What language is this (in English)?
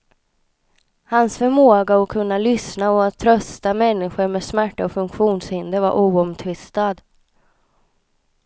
Swedish